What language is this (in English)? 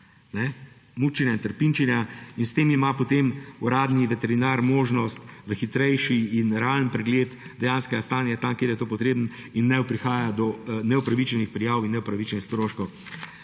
Slovenian